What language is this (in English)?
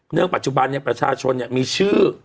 Thai